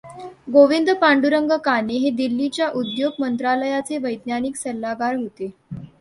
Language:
Marathi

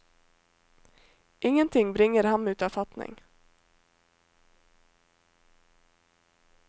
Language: Norwegian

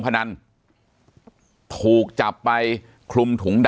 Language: Thai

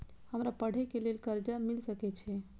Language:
Maithili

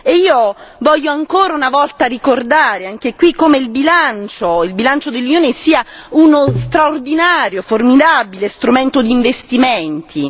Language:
Italian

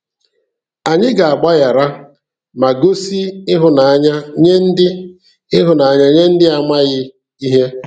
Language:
Igbo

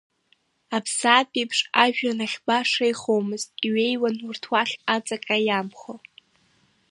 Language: Abkhazian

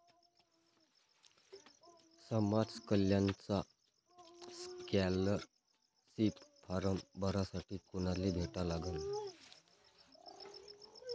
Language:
Marathi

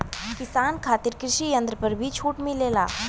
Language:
Bhojpuri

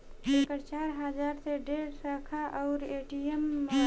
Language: Bhojpuri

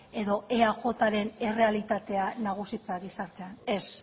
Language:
Basque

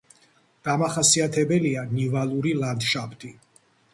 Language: Georgian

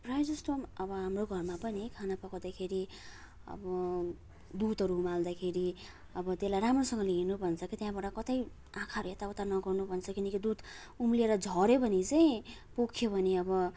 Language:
Nepali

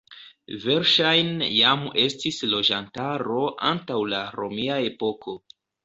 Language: Esperanto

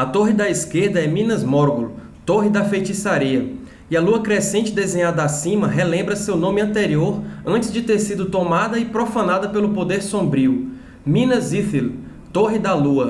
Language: Portuguese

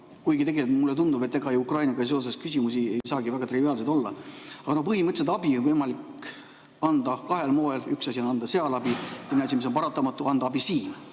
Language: Estonian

